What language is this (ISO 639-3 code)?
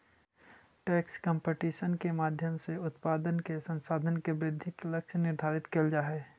mag